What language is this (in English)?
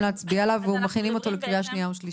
Hebrew